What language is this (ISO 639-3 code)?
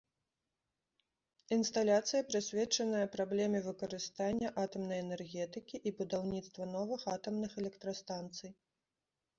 bel